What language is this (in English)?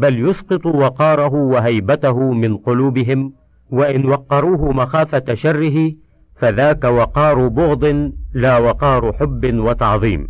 Arabic